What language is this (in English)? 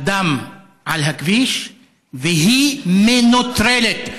Hebrew